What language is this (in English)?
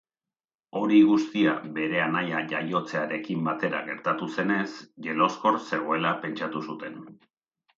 Basque